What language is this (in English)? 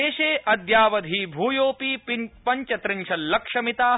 Sanskrit